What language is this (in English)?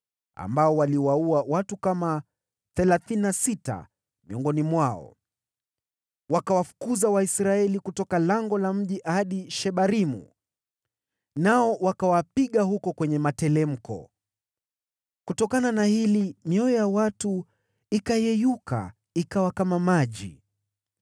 Swahili